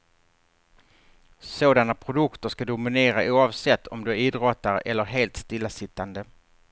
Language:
Swedish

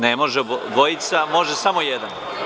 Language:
Serbian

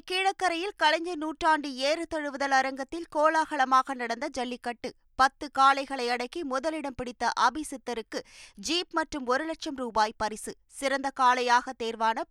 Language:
Tamil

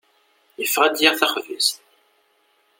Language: Kabyle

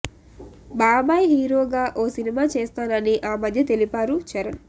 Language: Telugu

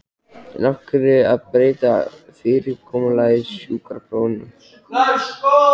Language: Icelandic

